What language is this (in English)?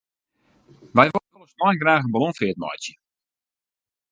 Western Frisian